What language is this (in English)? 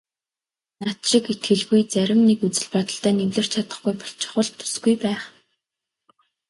Mongolian